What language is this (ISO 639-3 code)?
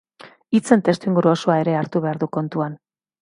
eus